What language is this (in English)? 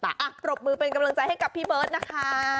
Thai